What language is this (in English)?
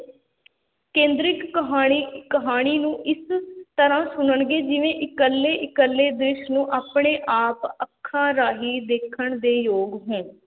Punjabi